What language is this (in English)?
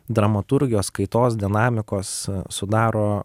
Lithuanian